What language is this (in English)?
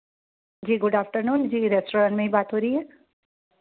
Hindi